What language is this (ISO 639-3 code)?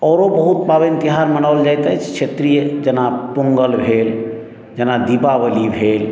mai